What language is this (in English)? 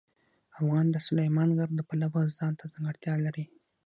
Pashto